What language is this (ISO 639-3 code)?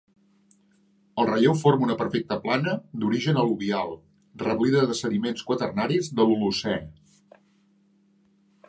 cat